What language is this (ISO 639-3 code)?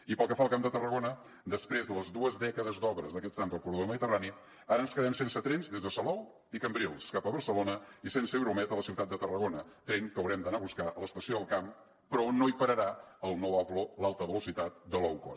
cat